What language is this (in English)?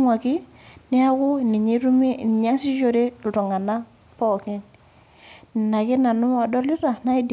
Masai